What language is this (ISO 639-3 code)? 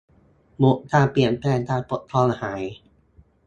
tha